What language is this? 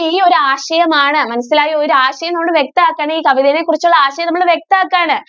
Malayalam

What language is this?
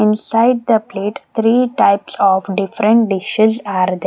English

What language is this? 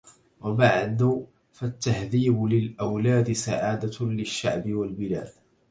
Arabic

